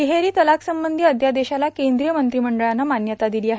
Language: Marathi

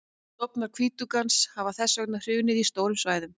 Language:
Icelandic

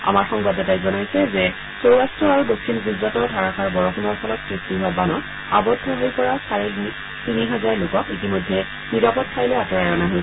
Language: Assamese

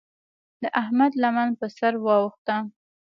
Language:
Pashto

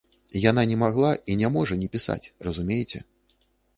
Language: Belarusian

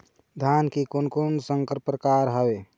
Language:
Chhattisgarhi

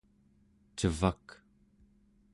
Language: Central Yupik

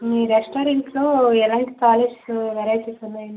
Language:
Telugu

